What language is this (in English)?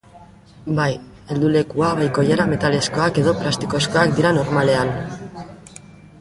Basque